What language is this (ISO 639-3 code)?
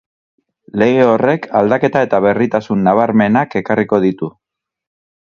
eus